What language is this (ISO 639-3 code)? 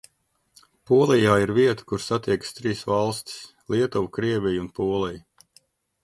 lav